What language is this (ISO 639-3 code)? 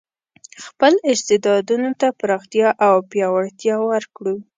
pus